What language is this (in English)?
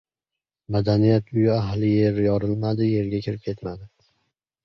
Uzbek